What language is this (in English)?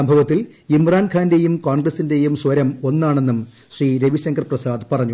Malayalam